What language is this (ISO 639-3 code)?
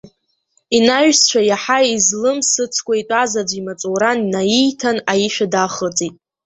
abk